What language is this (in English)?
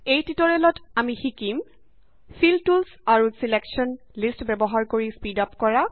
Assamese